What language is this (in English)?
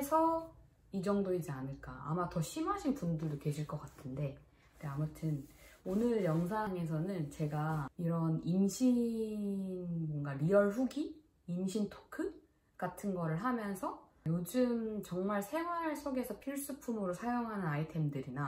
Korean